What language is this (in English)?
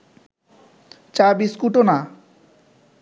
Bangla